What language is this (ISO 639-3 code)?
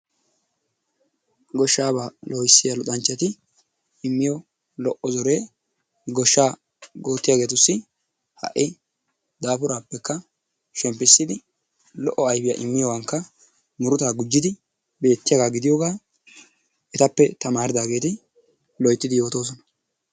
wal